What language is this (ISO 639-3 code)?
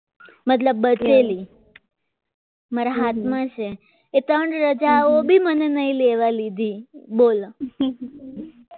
guj